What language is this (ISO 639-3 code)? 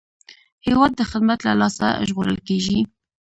pus